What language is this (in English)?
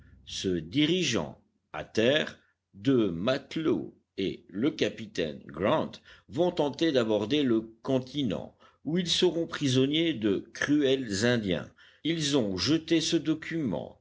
French